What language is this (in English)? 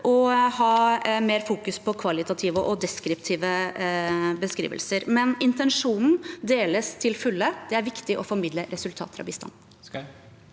Norwegian